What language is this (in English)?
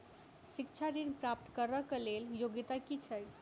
Maithili